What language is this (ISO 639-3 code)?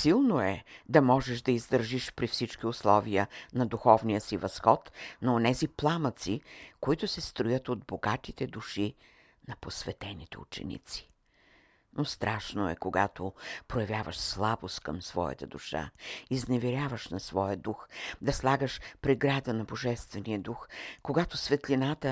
bul